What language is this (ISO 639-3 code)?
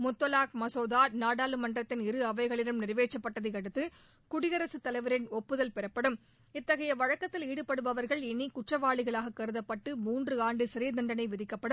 tam